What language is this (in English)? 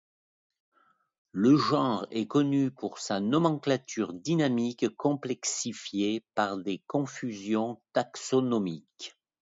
French